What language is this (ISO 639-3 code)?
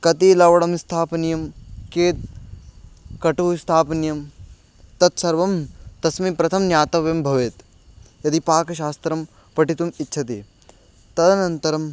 san